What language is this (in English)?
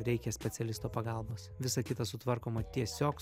Lithuanian